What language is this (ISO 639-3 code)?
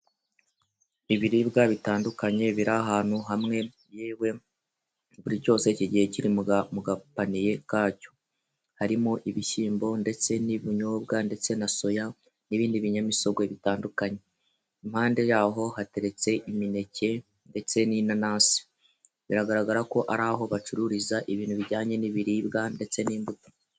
kin